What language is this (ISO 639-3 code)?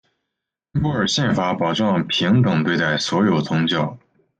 zho